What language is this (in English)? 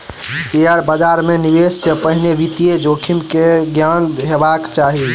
Maithili